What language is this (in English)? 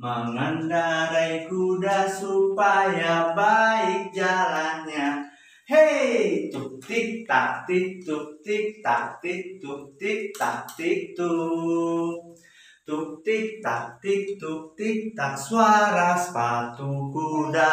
Indonesian